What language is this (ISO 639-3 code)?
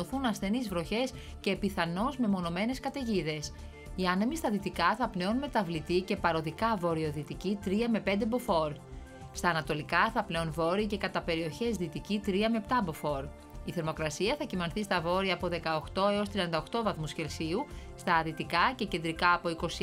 ell